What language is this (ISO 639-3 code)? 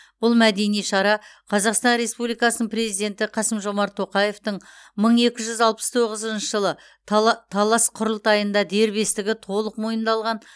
kaz